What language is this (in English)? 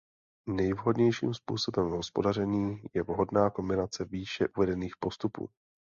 Czech